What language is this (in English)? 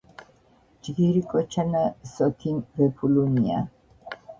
Georgian